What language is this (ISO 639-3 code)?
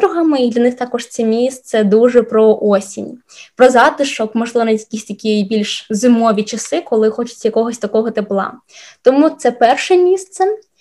ukr